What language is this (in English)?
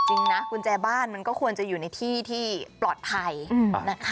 Thai